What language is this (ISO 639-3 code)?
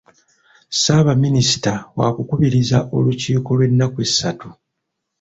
lug